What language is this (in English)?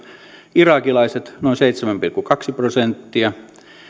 Finnish